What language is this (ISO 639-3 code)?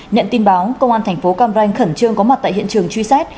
vie